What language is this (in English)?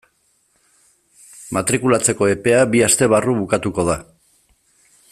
Basque